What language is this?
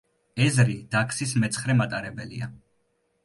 Georgian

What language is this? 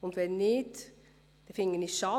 Swiss German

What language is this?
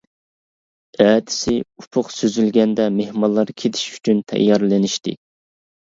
Uyghur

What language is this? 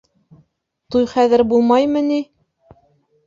Bashkir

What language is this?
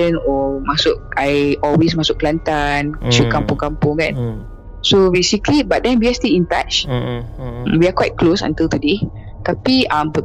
Malay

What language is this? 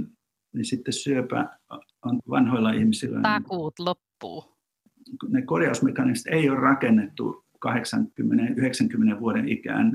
Finnish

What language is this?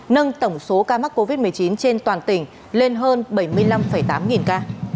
Vietnamese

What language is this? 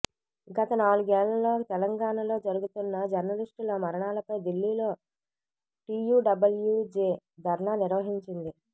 Telugu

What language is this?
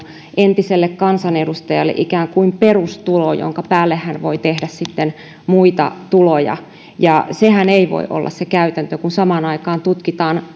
Finnish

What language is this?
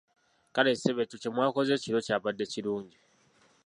Ganda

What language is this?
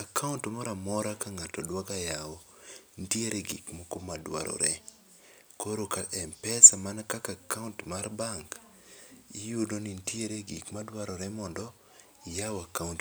Luo (Kenya and Tanzania)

